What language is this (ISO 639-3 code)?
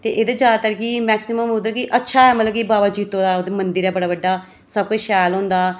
doi